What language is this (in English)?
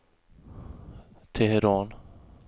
Swedish